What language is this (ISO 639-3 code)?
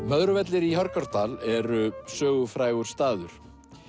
isl